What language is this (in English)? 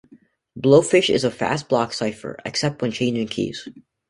English